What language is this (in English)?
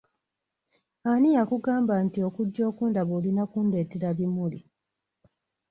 Ganda